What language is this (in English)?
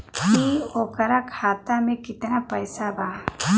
Bhojpuri